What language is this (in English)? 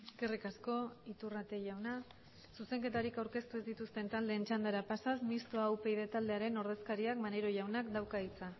Basque